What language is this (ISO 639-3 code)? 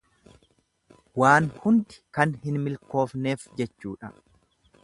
orm